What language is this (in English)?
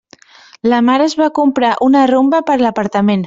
Catalan